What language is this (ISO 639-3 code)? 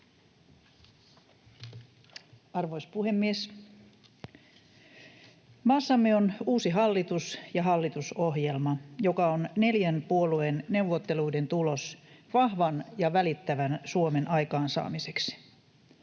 fin